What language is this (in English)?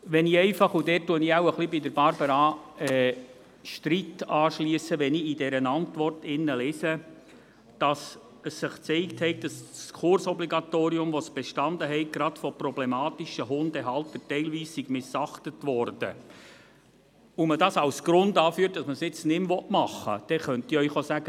Swiss German